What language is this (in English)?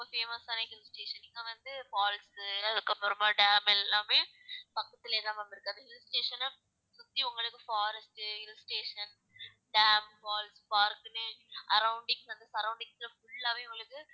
Tamil